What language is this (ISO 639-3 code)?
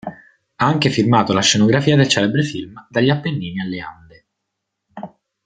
ita